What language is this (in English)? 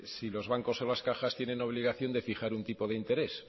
Spanish